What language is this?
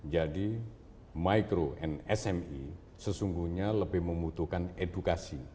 Indonesian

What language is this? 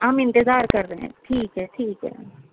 Urdu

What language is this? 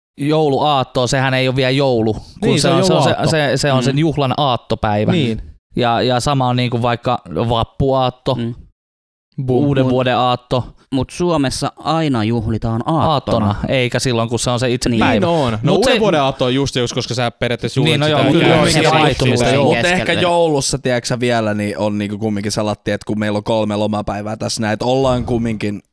Finnish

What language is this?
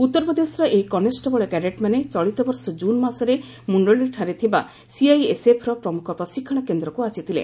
Odia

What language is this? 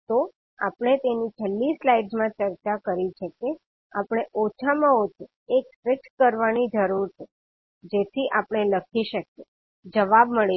Gujarati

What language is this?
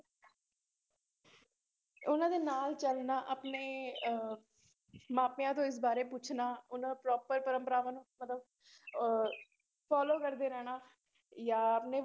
Punjabi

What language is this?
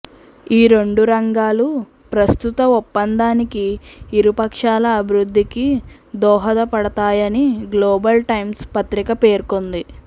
Telugu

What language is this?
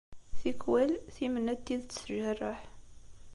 Kabyle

